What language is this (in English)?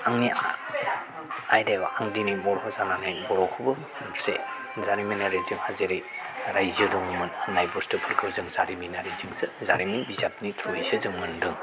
Bodo